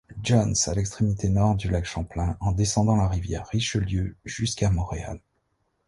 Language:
French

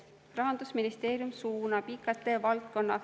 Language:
Estonian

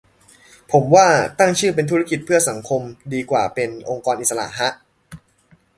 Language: Thai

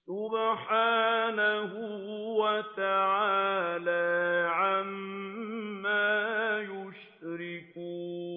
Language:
Arabic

